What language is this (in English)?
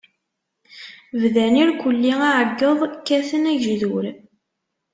Kabyle